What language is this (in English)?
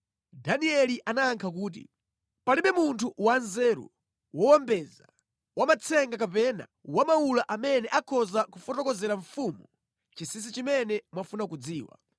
Nyanja